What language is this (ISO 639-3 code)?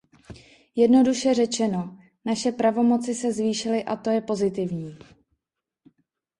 ces